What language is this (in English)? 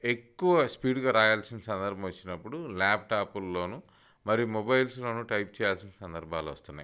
Telugu